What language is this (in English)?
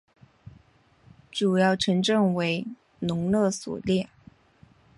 Chinese